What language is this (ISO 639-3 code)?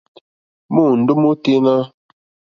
bri